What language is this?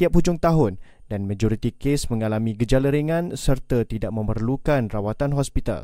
Malay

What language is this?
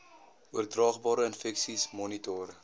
Afrikaans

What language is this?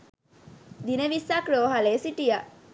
Sinhala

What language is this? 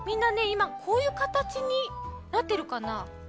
Japanese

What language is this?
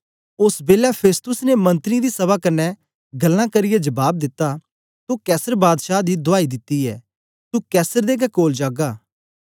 Dogri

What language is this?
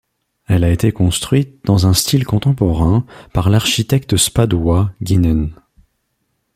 French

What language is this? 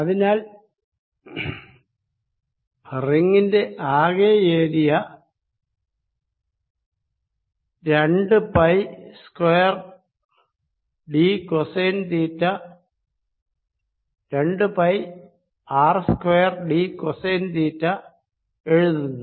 Malayalam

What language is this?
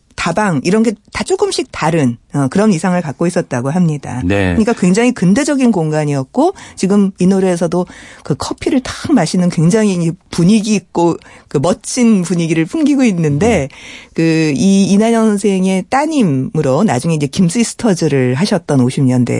Korean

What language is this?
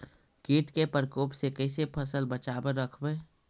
Magahi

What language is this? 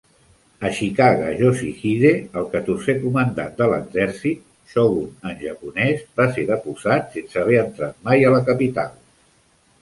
Catalan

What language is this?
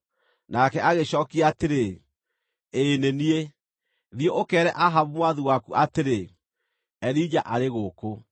Kikuyu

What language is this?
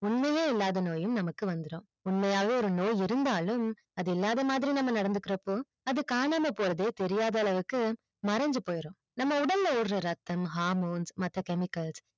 Tamil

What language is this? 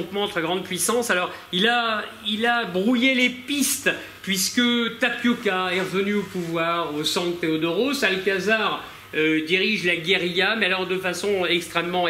French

